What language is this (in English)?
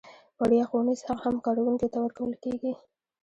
Pashto